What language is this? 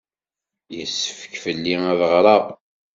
Kabyle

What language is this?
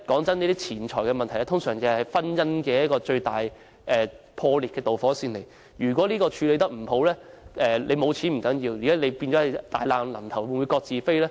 Cantonese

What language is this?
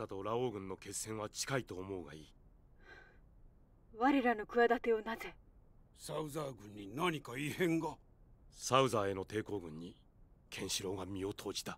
Japanese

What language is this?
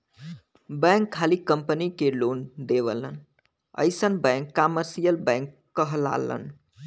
Bhojpuri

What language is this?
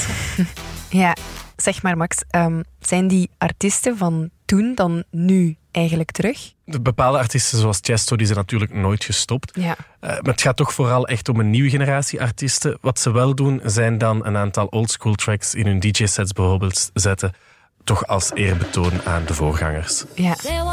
Dutch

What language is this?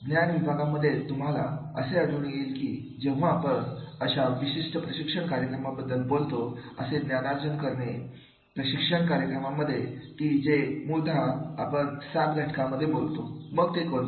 Marathi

